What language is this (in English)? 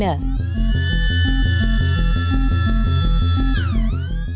Indonesian